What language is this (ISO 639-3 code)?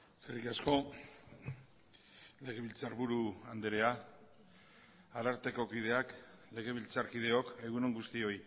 eus